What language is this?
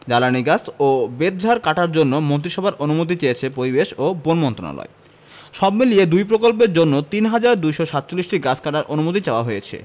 Bangla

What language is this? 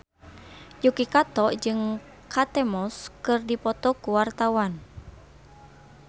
Sundanese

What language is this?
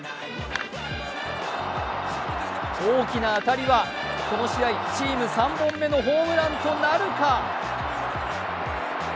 Japanese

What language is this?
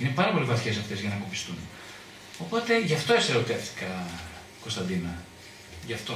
Greek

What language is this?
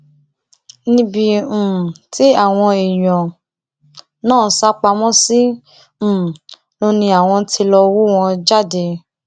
Yoruba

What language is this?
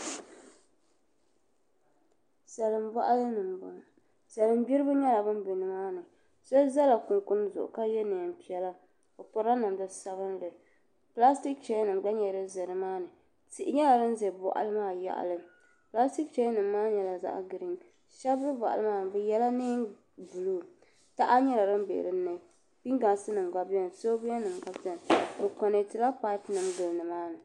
Dagbani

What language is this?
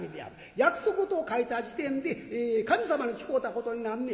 Japanese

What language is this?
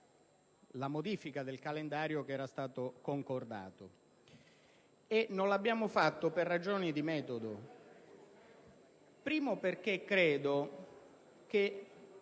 Italian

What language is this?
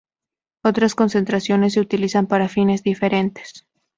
Spanish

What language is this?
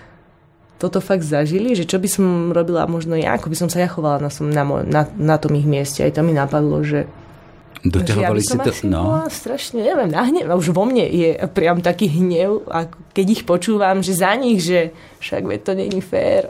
Slovak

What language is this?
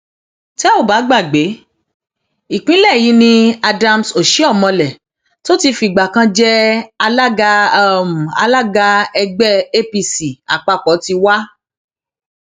Yoruba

